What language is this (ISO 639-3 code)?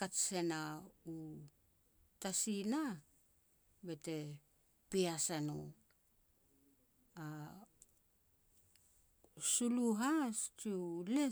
pex